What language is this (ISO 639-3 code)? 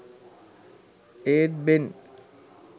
sin